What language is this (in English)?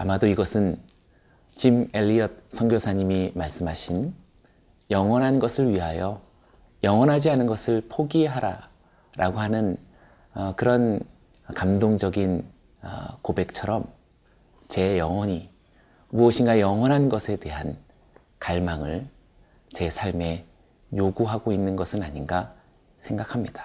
Korean